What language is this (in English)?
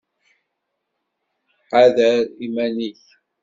Kabyle